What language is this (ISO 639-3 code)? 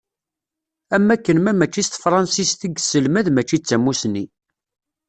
kab